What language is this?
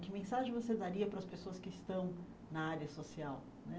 Portuguese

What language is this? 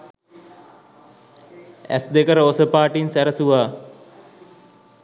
Sinhala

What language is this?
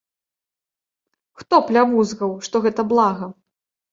Belarusian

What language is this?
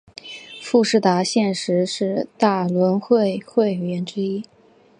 Chinese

